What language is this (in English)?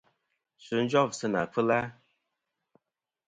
Kom